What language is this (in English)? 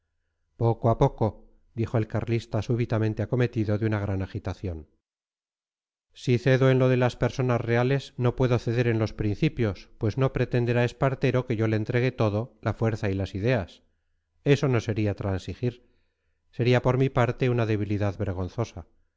Spanish